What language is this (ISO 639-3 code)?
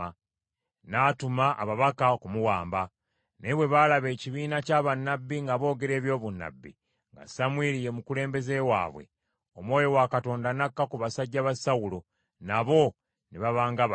lug